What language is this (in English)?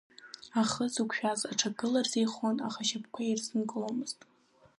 Abkhazian